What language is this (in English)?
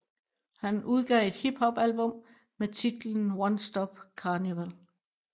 Danish